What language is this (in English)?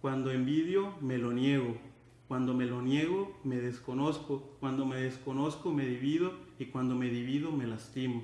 Spanish